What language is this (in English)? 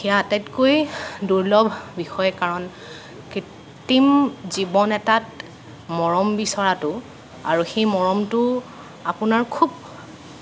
Assamese